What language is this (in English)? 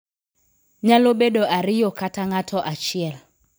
Luo (Kenya and Tanzania)